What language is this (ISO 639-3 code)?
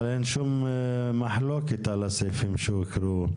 heb